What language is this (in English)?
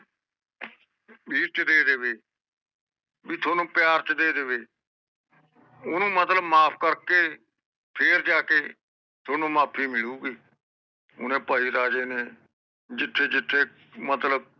Punjabi